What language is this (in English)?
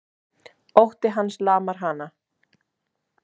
Icelandic